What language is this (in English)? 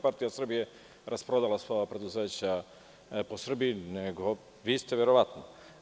Serbian